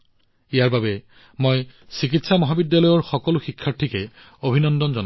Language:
Assamese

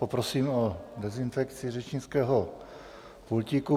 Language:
Czech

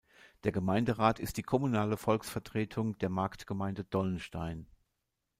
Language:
German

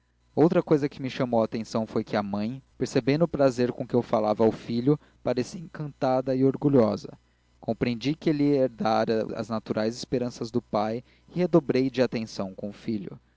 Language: Portuguese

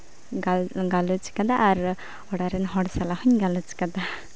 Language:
Santali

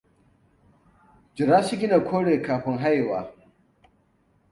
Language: Hausa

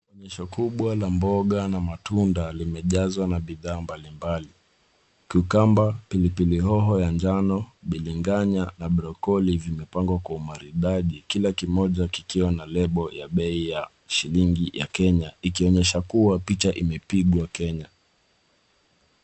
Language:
Swahili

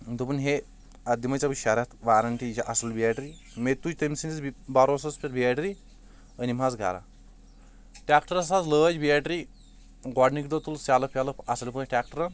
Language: Kashmiri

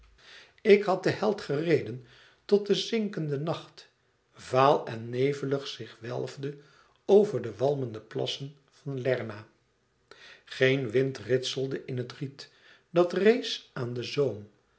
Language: Dutch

